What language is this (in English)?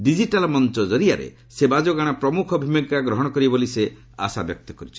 Odia